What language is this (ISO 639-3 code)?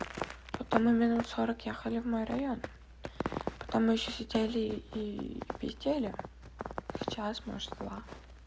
rus